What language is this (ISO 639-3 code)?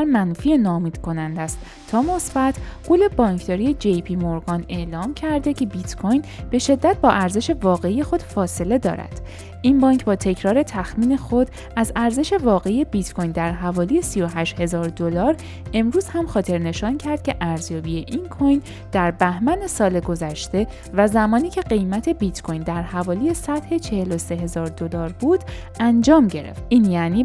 fas